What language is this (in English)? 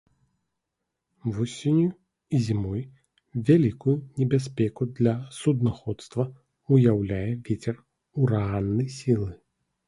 Belarusian